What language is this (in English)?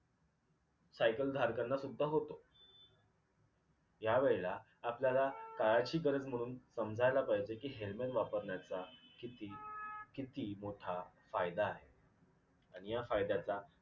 Marathi